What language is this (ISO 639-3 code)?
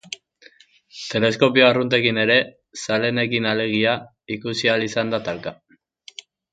eus